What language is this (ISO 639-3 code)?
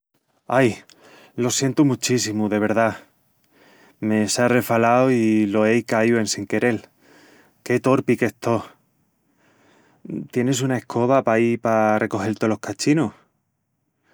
ext